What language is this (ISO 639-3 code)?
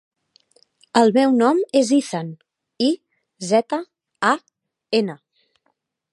cat